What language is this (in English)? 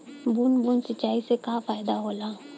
Bhojpuri